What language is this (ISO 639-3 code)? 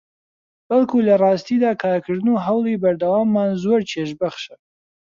ckb